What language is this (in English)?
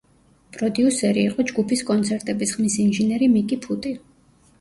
Georgian